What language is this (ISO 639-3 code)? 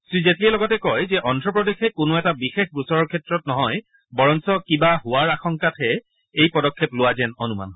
asm